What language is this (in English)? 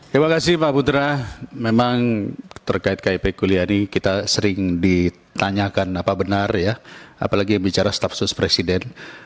Indonesian